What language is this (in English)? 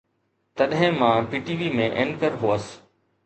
Sindhi